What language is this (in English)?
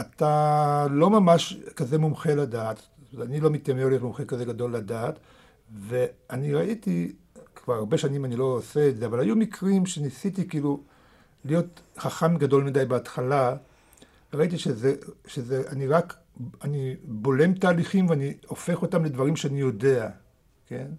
Hebrew